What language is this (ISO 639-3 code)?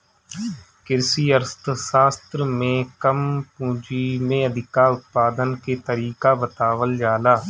bho